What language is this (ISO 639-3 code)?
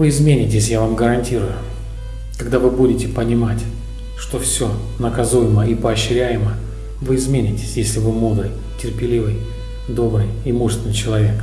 rus